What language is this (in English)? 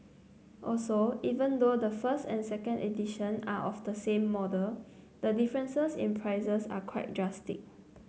English